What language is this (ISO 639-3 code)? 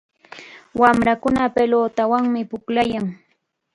qxa